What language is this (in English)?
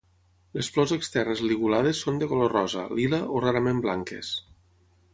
Catalan